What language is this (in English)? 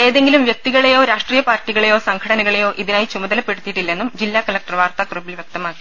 Malayalam